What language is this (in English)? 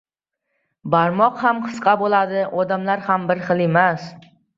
Uzbek